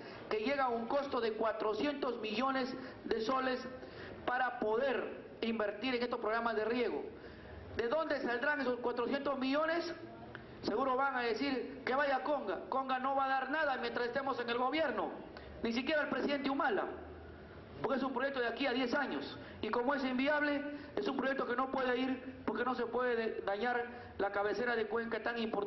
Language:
Spanish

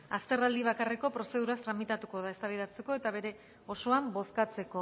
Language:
Basque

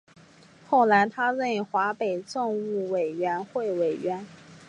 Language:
Chinese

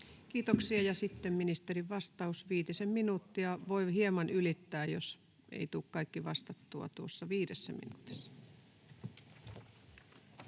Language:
Finnish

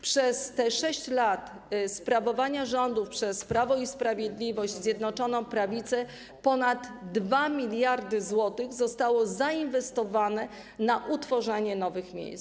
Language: Polish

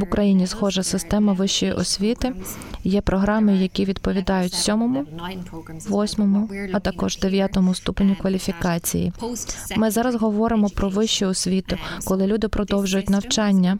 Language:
Ukrainian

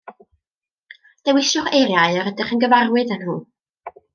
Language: Welsh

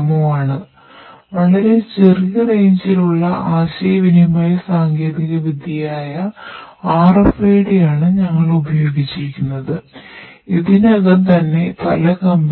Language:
Malayalam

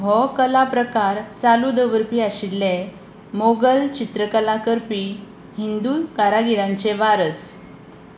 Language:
Konkani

